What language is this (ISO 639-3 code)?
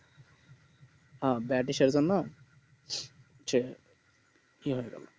ben